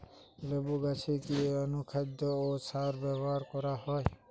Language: Bangla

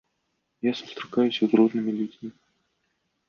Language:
Belarusian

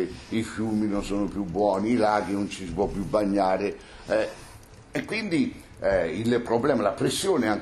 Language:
Italian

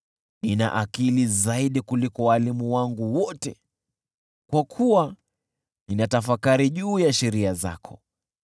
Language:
Swahili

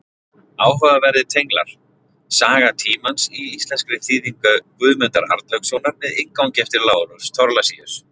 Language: Icelandic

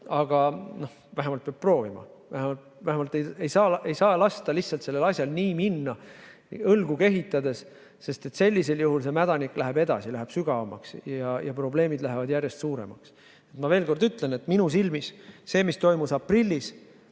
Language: Estonian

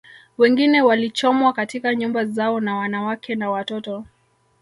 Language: Swahili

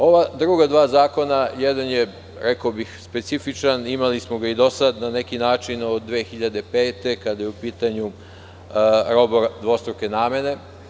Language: Serbian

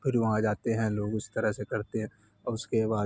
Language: Urdu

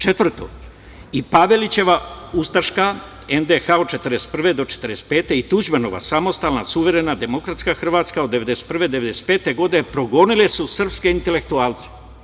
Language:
Serbian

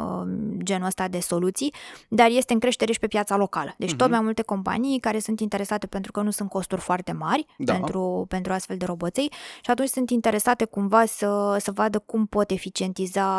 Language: Romanian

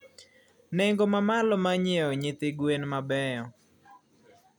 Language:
Luo (Kenya and Tanzania)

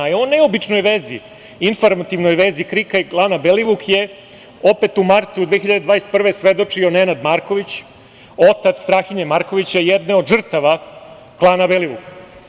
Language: Serbian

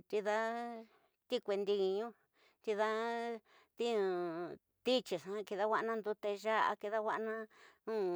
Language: Tidaá Mixtec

